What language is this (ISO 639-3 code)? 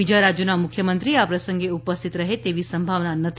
guj